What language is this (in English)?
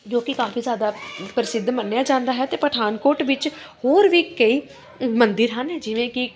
Punjabi